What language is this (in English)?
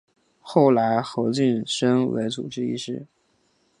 Chinese